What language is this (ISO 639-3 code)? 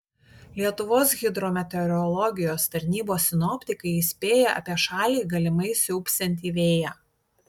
lit